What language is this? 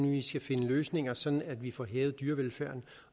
Danish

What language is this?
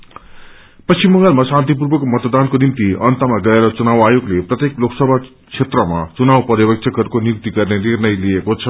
Nepali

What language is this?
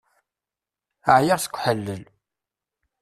Kabyle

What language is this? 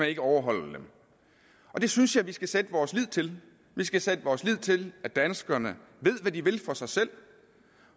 Danish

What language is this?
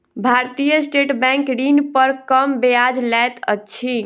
Maithili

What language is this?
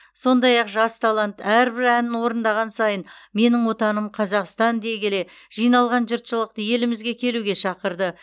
Kazakh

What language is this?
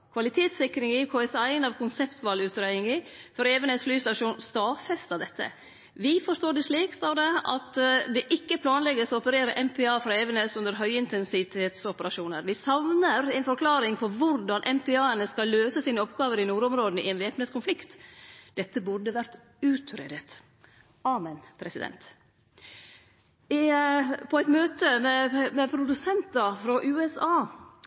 Norwegian Nynorsk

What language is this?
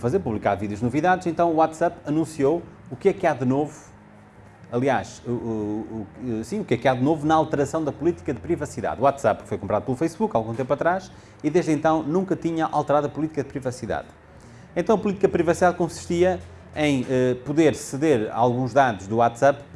Portuguese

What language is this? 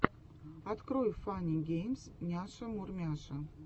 Russian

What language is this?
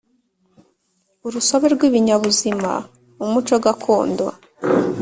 Kinyarwanda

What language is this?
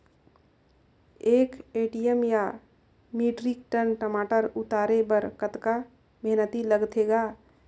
Chhattisgarhi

